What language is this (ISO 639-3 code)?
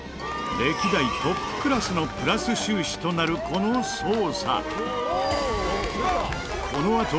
jpn